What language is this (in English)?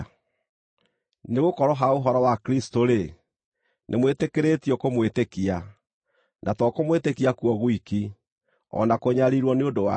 Kikuyu